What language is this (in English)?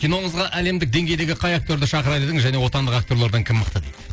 Kazakh